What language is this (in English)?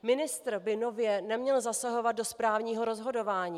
Czech